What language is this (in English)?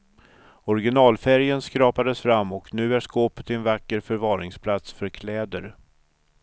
Swedish